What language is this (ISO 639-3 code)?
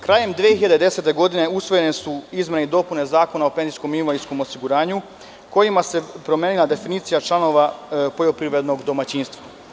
srp